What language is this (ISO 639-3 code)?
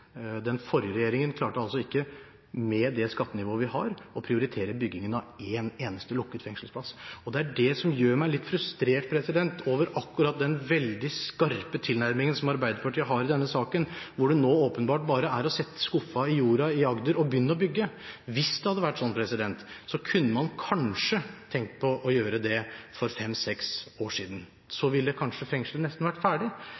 nob